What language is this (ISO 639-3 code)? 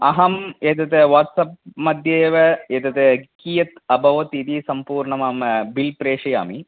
san